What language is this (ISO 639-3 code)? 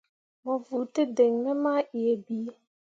mua